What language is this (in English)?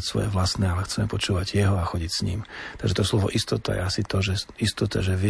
Slovak